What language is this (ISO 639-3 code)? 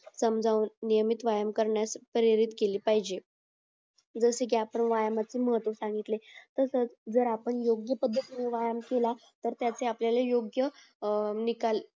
mar